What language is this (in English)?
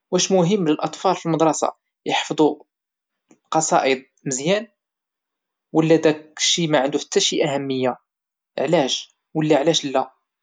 Moroccan Arabic